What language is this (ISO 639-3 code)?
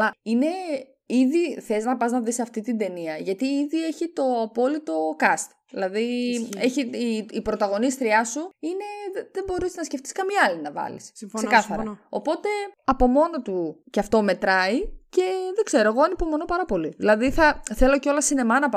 ell